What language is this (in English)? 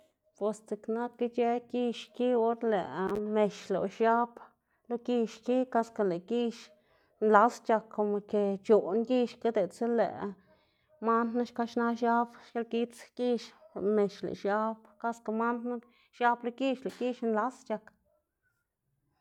Xanaguía Zapotec